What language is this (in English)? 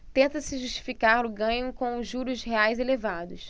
Portuguese